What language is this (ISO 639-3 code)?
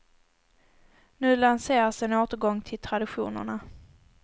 swe